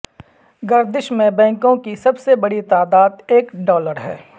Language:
Urdu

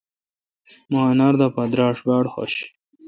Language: Kalkoti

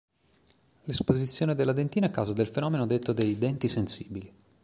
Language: Italian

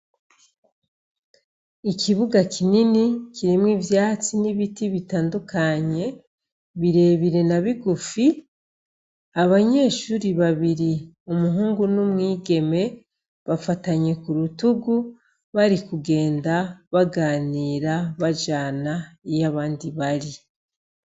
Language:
Rundi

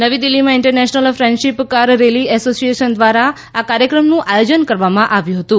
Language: Gujarati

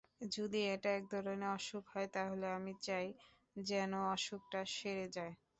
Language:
Bangla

